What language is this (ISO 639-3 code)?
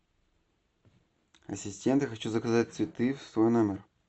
rus